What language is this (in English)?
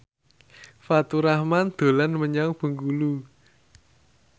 Javanese